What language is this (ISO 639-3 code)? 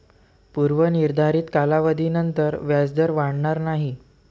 mar